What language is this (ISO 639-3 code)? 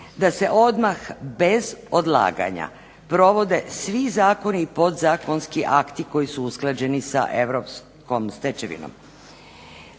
hrv